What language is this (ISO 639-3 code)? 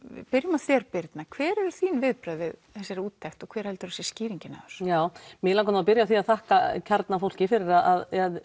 isl